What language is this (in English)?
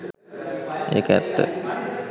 Sinhala